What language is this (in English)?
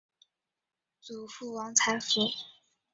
Chinese